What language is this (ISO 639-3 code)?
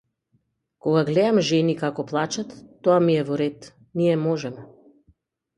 mkd